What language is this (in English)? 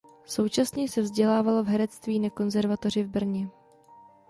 Czech